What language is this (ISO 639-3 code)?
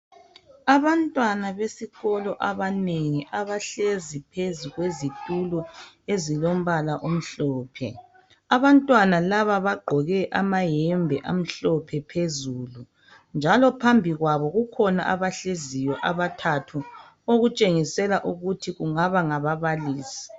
nde